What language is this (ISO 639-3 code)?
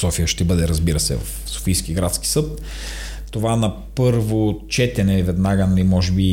bul